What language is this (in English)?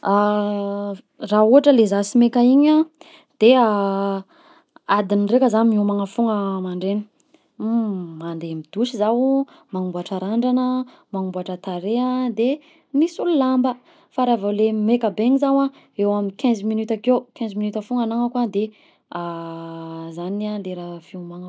Southern Betsimisaraka Malagasy